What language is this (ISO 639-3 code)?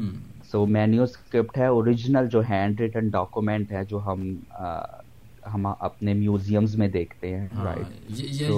pan